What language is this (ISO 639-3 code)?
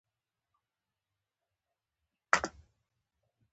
pus